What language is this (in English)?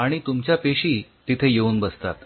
Marathi